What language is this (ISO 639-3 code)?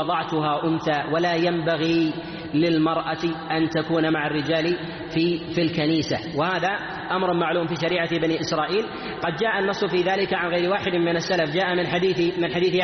ara